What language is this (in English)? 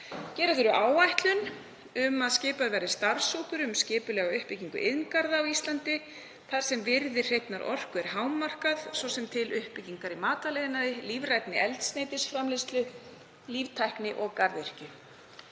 Icelandic